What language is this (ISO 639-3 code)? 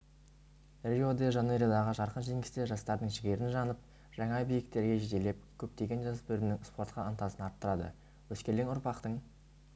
kaz